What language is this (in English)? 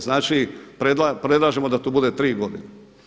Croatian